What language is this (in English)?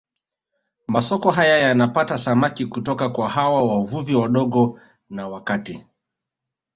Swahili